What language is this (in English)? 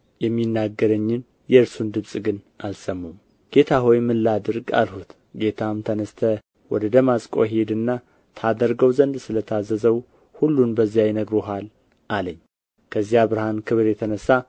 Amharic